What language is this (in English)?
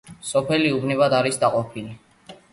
Georgian